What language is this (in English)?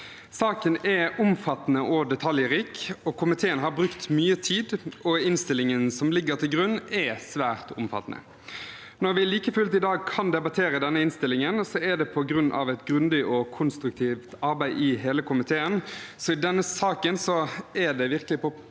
Norwegian